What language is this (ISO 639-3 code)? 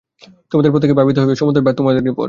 ben